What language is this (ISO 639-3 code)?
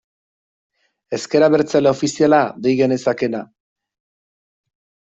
eus